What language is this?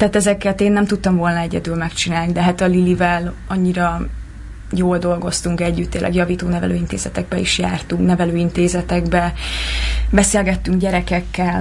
Hungarian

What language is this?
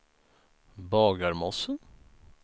Swedish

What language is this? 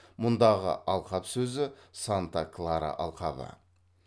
Kazakh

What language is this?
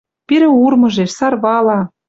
Western Mari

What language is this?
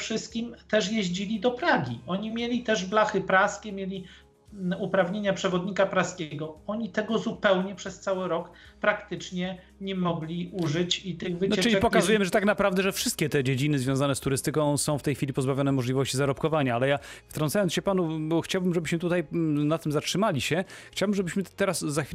Polish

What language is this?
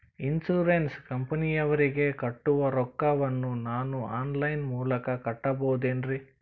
Kannada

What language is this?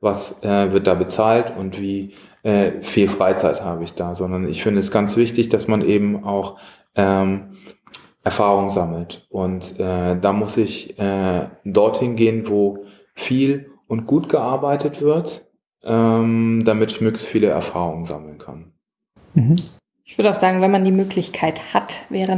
German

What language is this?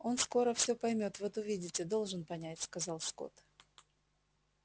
Russian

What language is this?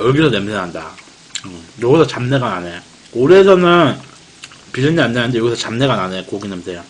Korean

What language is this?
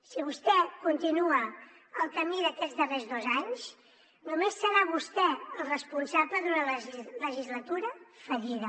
Catalan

